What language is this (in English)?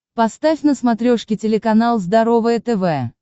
Russian